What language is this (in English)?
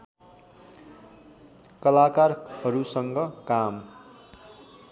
Nepali